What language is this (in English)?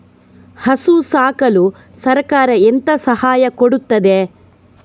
Kannada